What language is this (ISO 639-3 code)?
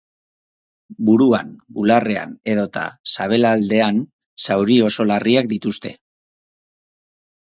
eus